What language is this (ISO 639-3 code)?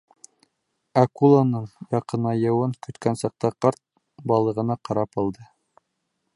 bak